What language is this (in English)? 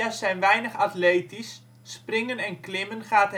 Dutch